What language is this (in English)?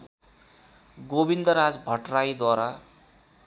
Nepali